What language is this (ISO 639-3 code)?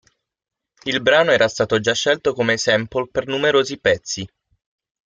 ita